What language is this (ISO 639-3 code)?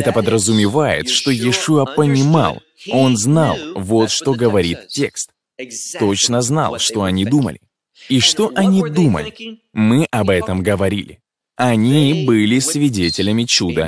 rus